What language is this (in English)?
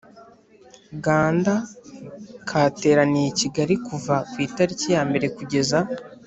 Kinyarwanda